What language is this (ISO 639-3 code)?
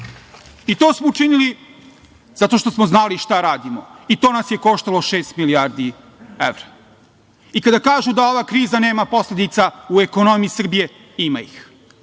srp